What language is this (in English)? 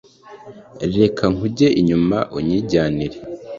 Kinyarwanda